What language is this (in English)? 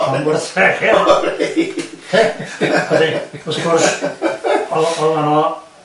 Welsh